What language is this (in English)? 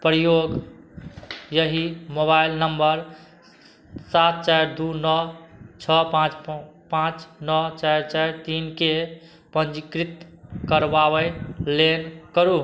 Maithili